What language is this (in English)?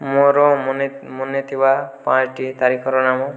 Odia